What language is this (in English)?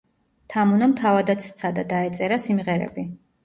Georgian